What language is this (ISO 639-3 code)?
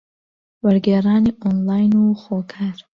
ckb